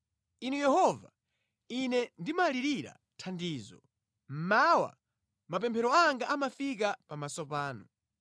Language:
Nyanja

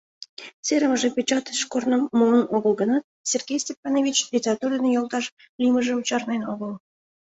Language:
Mari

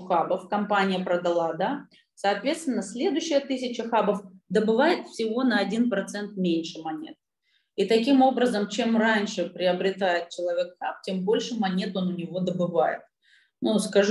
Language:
Russian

